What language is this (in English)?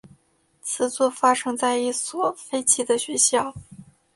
Chinese